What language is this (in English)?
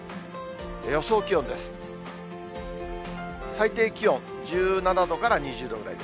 Japanese